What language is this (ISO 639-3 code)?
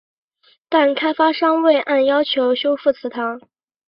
zho